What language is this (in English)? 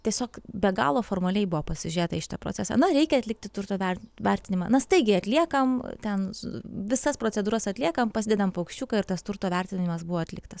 Lithuanian